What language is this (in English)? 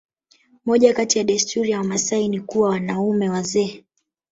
Swahili